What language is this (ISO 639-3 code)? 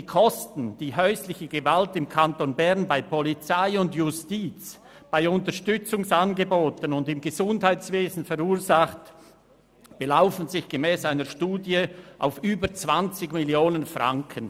gsw